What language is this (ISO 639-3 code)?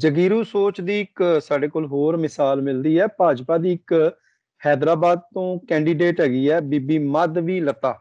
pan